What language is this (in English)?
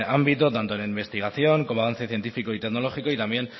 Spanish